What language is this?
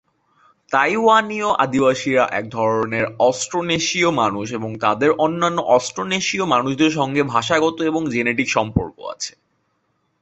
Bangla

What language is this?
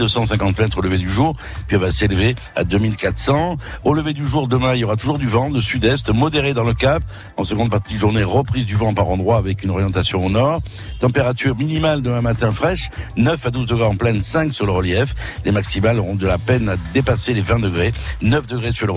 French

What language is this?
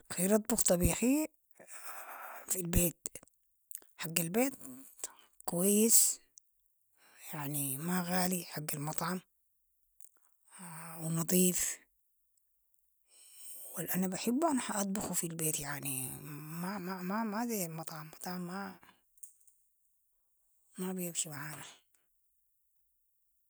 Sudanese Arabic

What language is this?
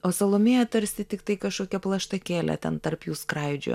Lithuanian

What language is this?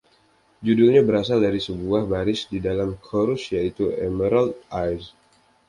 Indonesian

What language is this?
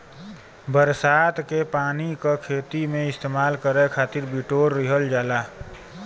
Bhojpuri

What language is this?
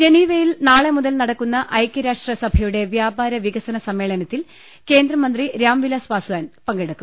Malayalam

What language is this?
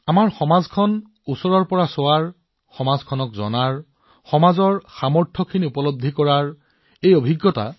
Assamese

